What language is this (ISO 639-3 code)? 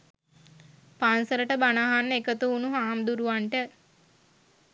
sin